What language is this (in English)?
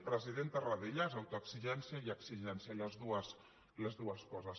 Catalan